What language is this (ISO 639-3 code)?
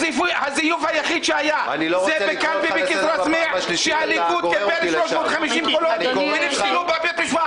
heb